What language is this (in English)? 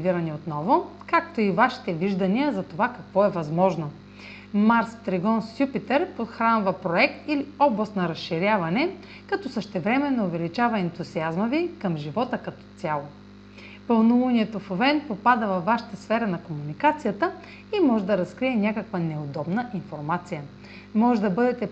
Bulgarian